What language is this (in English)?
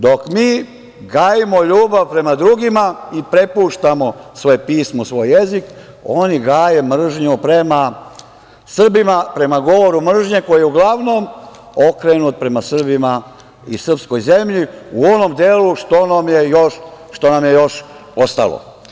Serbian